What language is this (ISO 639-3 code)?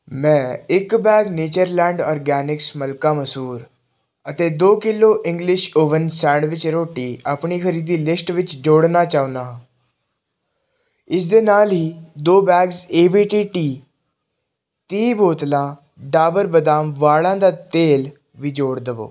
pan